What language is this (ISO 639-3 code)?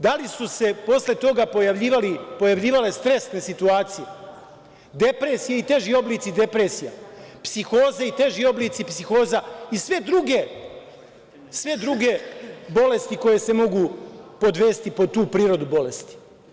srp